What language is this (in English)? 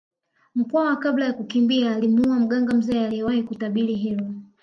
Swahili